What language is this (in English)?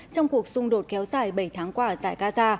Vietnamese